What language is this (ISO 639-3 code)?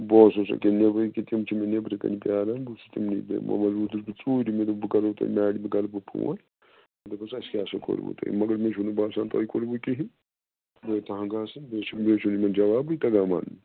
kas